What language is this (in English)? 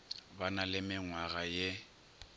Northern Sotho